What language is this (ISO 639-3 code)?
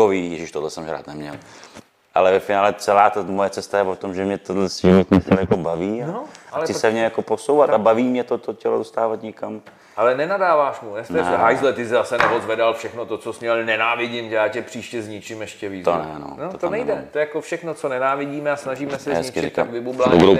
ces